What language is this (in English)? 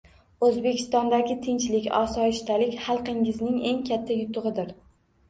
Uzbek